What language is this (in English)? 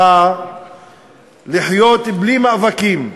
Hebrew